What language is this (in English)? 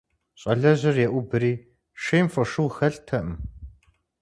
Kabardian